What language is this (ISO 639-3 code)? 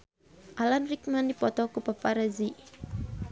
sun